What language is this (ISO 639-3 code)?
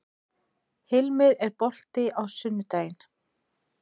isl